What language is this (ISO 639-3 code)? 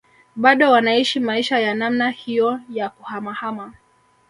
swa